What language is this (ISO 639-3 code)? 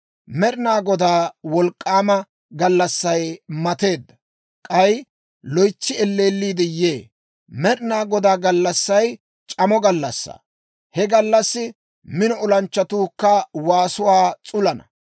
dwr